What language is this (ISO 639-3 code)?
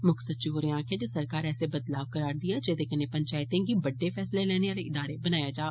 doi